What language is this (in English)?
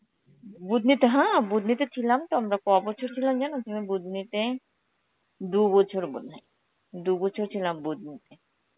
Bangla